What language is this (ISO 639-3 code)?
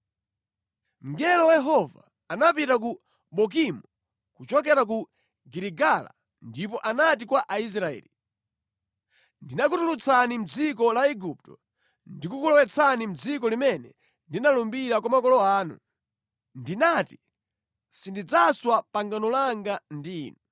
nya